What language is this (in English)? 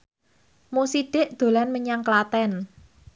Javanese